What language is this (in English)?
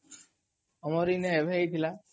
Odia